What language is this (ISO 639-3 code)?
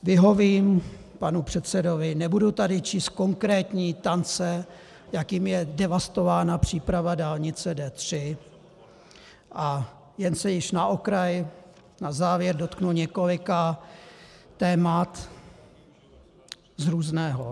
ces